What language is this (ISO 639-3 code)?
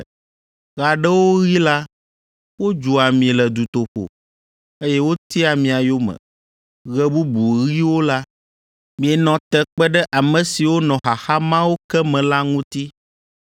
ewe